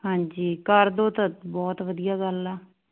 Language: Punjabi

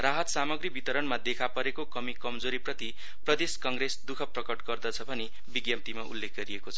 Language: Nepali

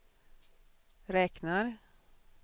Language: Swedish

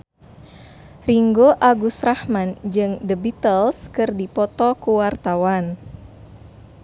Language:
Sundanese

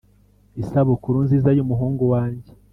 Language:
Kinyarwanda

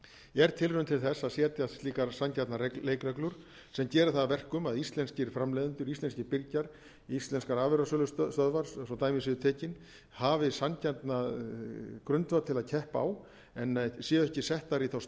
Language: Icelandic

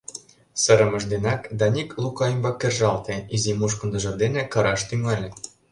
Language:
Mari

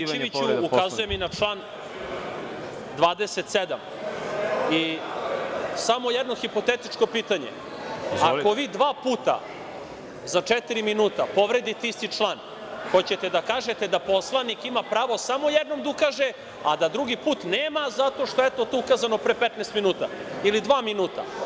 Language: Serbian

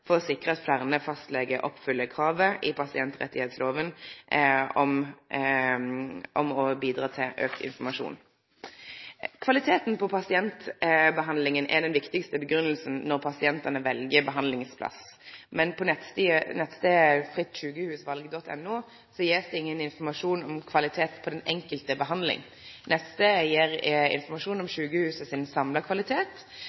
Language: Norwegian Nynorsk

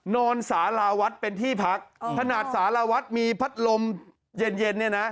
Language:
Thai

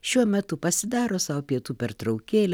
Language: Lithuanian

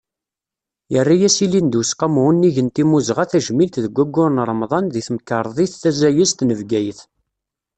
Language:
Kabyle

